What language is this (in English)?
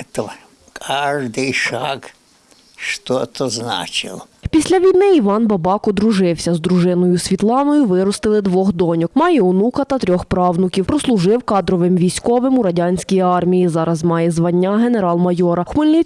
Ukrainian